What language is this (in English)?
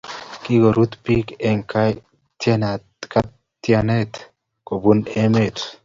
Kalenjin